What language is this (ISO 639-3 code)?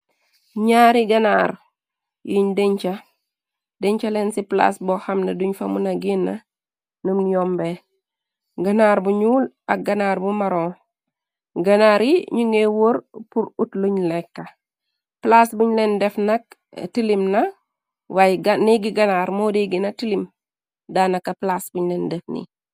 wol